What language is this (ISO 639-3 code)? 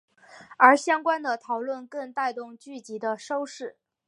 zho